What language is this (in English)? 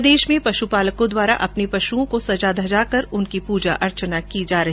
Hindi